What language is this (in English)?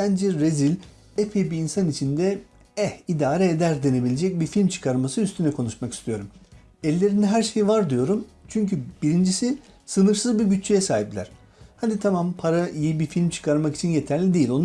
Turkish